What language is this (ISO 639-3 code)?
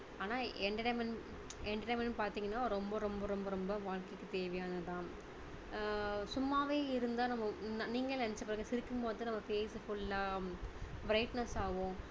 tam